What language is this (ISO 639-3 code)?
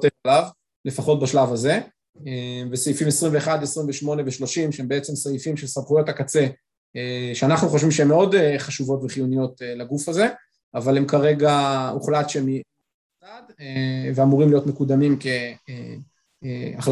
heb